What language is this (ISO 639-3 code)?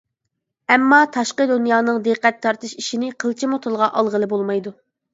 uig